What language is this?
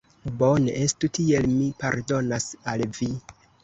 Esperanto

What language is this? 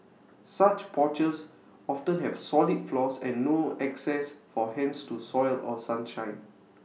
English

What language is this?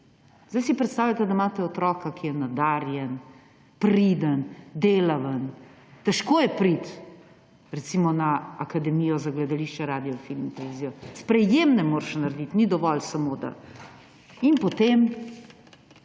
Slovenian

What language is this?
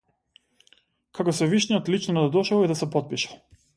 Macedonian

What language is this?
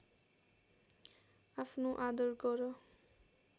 Nepali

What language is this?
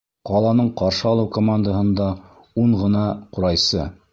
Bashkir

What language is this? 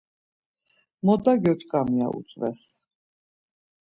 Laz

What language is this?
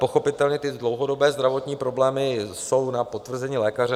Czech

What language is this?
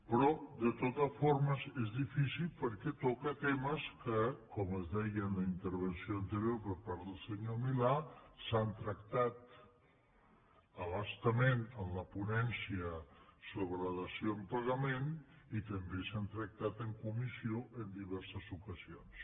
Catalan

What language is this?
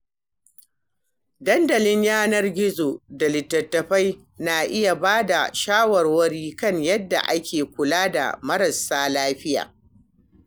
Hausa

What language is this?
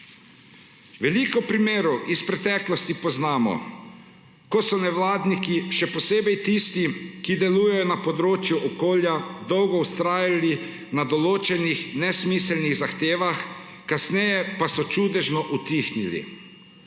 Slovenian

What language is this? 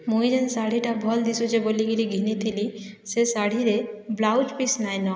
Odia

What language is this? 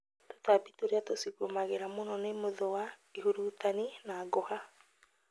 Kikuyu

